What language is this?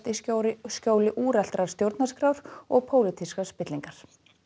Icelandic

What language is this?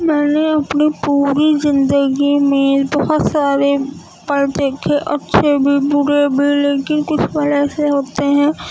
Urdu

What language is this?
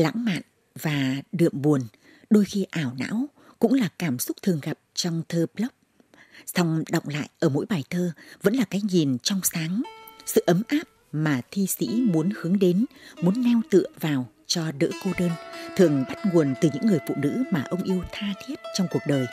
Vietnamese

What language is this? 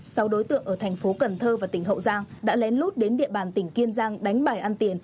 Vietnamese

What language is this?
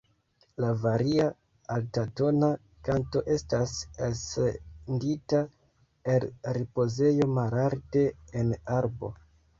Esperanto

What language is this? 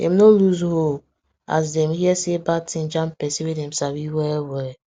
Nigerian Pidgin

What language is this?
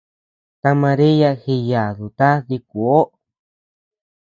Tepeuxila Cuicatec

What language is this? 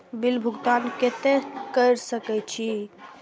Maithili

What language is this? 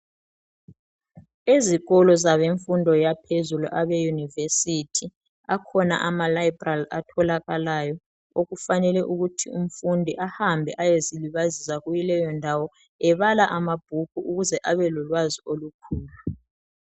North Ndebele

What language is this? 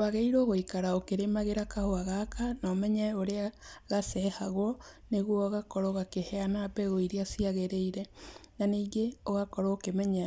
Kikuyu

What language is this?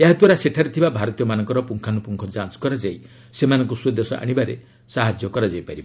Odia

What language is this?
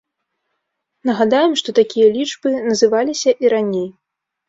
Belarusian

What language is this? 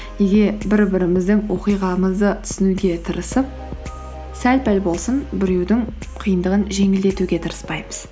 Kazakh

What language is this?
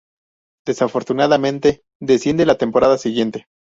Spanish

